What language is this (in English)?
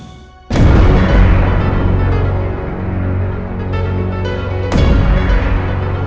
Indonesian